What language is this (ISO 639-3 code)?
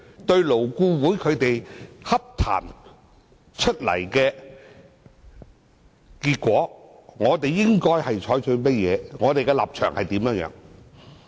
yue